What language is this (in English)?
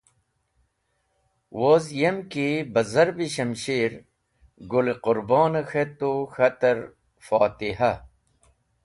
Wakhi